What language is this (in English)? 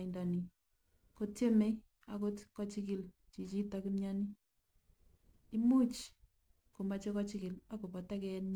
Kalenjin